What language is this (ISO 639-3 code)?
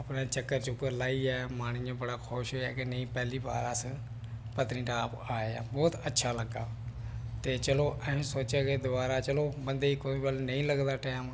doi